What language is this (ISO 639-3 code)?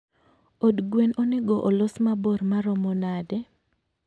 luo